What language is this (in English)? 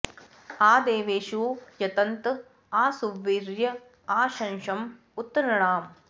Sanskrit